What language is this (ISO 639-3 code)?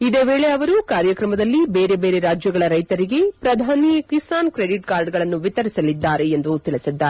kan